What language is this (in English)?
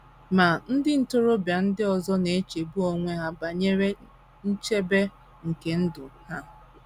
Igbo